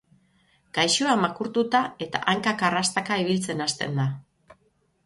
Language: Basque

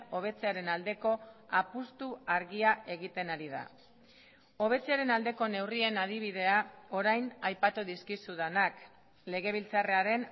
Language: Basque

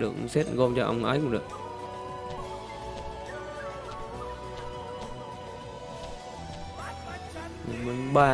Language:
Vietnamese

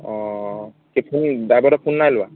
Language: Assamese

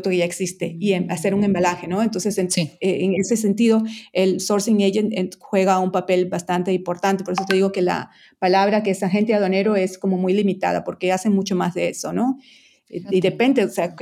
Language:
Spanish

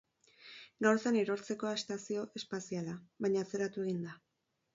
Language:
Basque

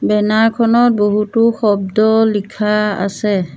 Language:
Assamese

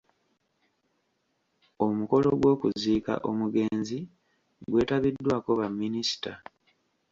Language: Ganda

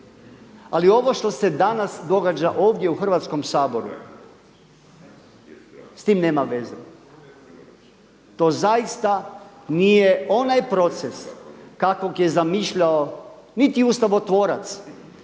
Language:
Croatian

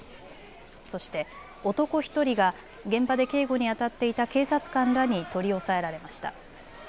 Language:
Japanese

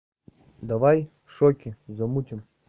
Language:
Russian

